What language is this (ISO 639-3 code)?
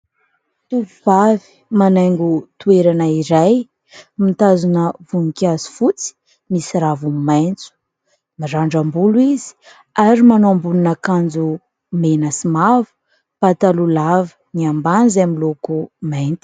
mlg